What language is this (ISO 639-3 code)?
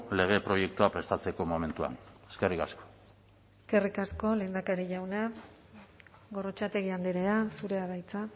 eus